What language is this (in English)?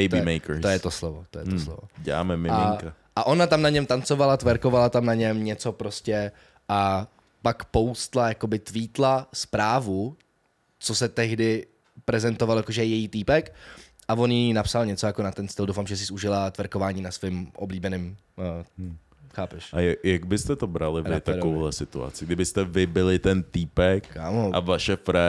Czech